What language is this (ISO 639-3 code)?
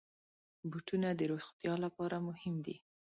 pus